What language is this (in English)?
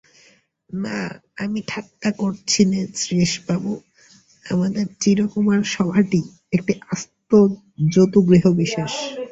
Bangla